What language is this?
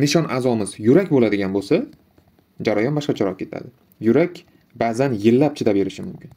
Turkish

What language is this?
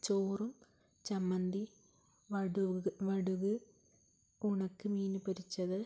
Malayalam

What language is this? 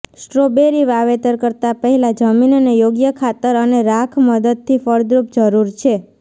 Gujarati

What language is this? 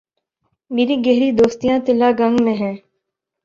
Urdu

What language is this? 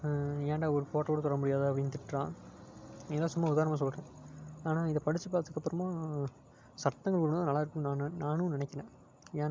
Tamil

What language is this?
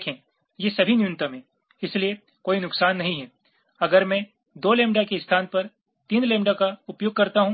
Hindi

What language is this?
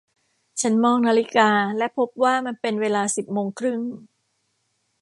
Thai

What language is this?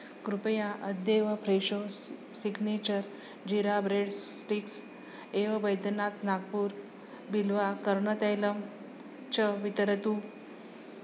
Sanskrit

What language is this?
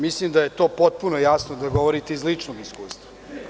Serbian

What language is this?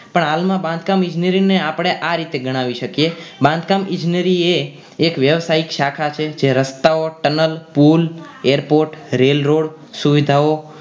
Gujarati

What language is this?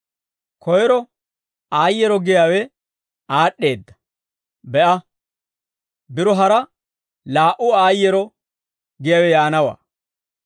Dawro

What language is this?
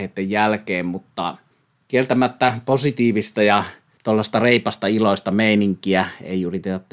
Finnish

